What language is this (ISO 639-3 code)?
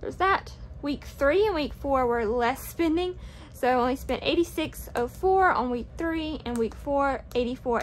eng